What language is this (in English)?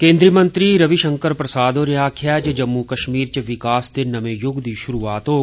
Dogri